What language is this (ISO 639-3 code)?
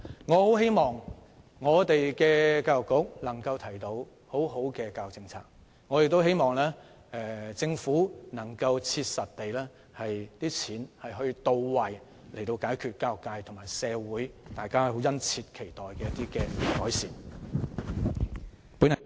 yue